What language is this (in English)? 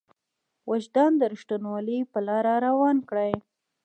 Pashto